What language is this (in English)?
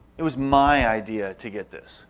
English